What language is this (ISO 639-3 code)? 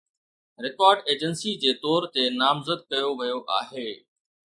snd